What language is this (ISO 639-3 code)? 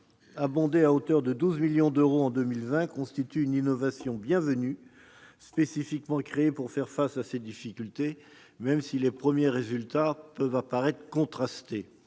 fra